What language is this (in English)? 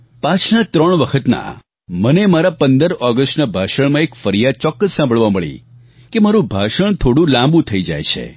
Gujarati